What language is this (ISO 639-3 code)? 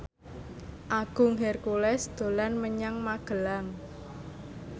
jav